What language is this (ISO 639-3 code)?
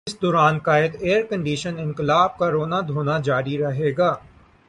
urd